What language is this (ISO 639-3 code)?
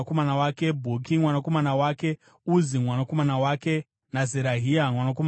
sna